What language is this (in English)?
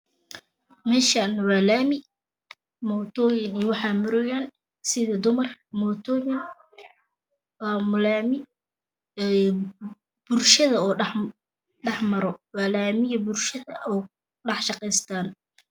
Somali